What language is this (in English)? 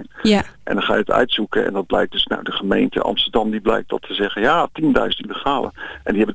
Dutch